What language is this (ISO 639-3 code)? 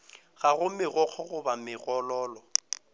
nso